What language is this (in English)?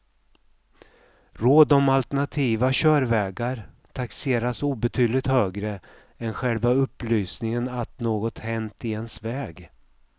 Swedish